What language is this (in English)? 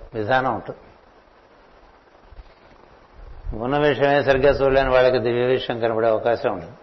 Telugu